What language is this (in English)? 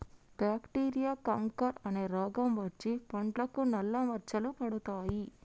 Telugu